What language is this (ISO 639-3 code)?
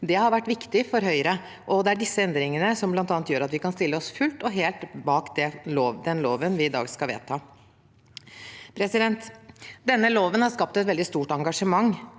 nor